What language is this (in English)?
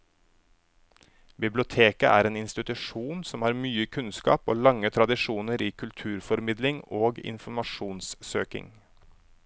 Norwegian